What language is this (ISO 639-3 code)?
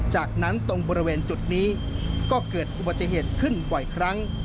tha